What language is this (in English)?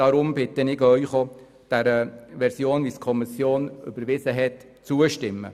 Swiss German